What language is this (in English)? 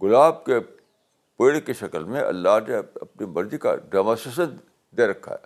Urdu